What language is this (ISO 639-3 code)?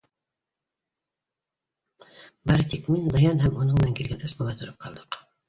bak